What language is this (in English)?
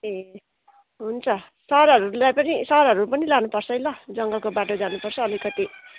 Nepali